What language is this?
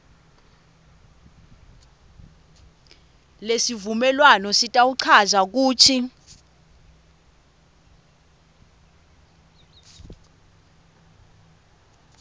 Swati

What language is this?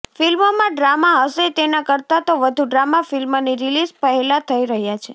Gujarati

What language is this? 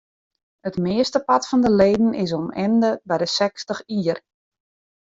Western Frisian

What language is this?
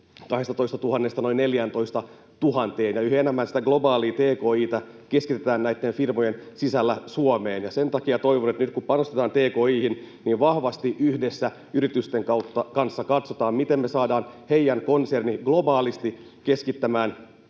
Finnish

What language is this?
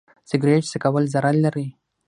Pashto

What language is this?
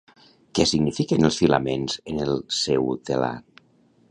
Catalan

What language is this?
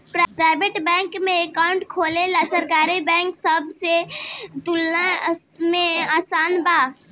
Bhojpuri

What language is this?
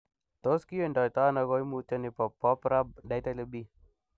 Kalenjin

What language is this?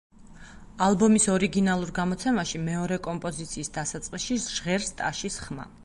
Georgian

